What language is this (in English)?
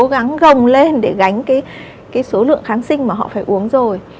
Vietnamese